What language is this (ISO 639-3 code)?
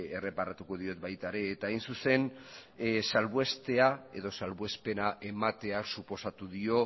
eus